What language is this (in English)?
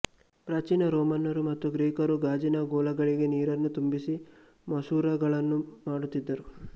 Kannada